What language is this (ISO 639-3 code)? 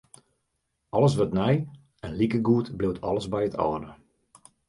fry